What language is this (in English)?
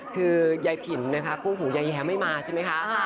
Thai